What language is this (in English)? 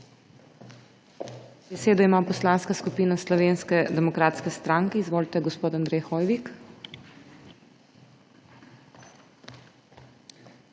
Slovenian